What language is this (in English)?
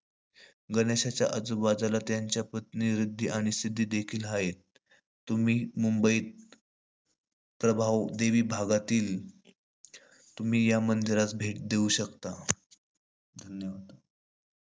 Marathi